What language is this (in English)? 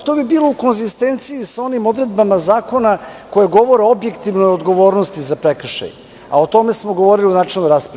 Serbian